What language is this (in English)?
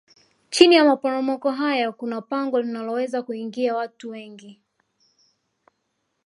Swahili